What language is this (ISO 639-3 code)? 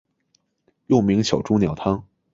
zho